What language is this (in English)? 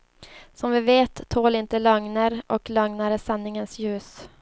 Swedish